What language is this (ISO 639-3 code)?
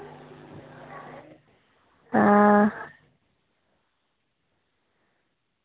doi